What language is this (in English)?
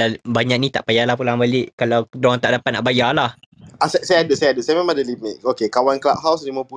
Malay